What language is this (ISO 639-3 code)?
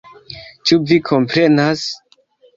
epo